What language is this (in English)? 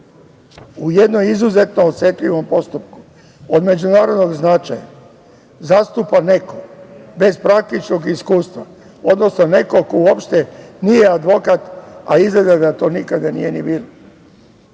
Serbian